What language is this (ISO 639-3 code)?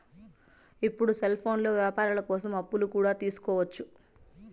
tel